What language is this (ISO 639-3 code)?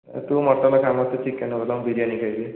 ori